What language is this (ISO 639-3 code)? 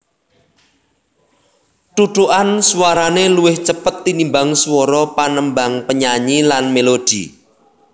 jav